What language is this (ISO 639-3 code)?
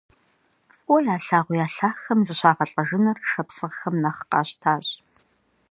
kbd